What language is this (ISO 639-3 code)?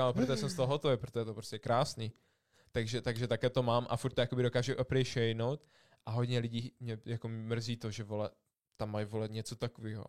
ces